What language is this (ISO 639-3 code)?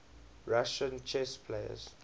eng